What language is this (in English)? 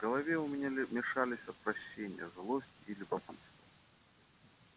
Russian